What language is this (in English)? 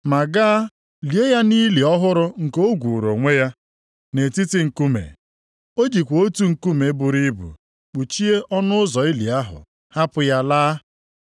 Igbo